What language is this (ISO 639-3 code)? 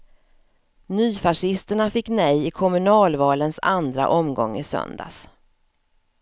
swe